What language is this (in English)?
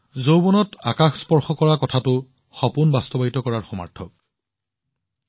Assamese